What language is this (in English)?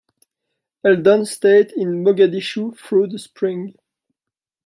English